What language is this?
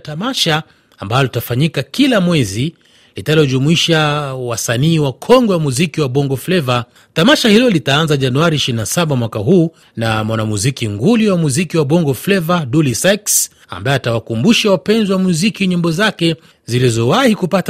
Swahili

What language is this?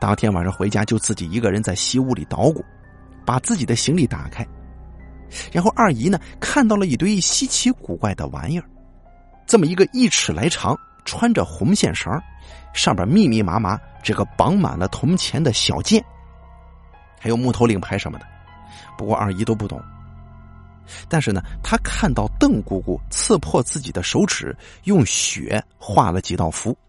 Chinese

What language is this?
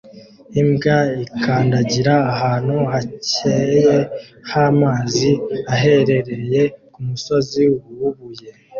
Kinyarwanda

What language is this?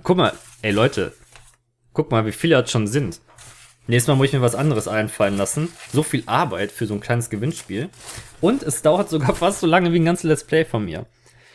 German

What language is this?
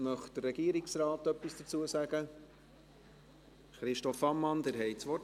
Swiss German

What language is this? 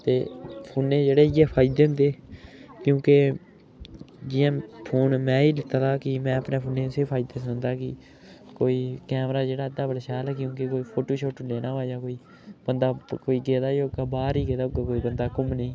Dogri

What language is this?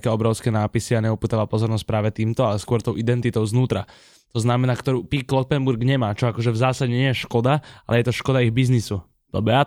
Slovak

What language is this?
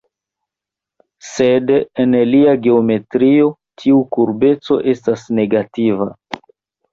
Esperanto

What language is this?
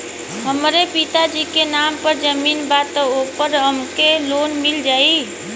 Bhojpuri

